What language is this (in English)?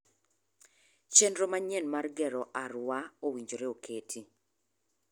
Luo (Kenya and Tanzania)